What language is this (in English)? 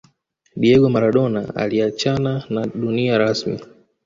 Swahili